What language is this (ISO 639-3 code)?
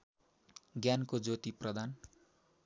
nep